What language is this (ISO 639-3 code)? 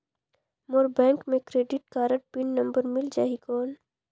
hne